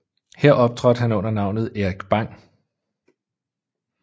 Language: Danish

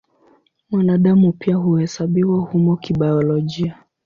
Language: Swahili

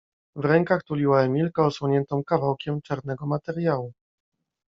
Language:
Polish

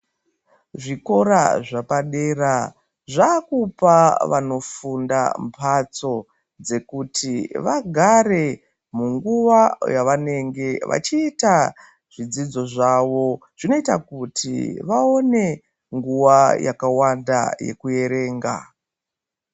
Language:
Ndau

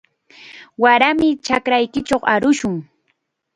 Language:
Chiquián Ancash Quechua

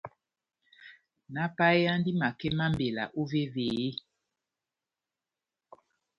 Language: Batanga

